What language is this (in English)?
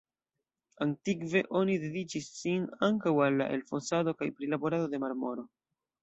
Esperanto